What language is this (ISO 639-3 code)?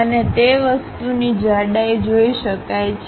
guj